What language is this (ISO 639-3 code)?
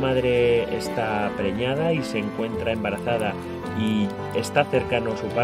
spa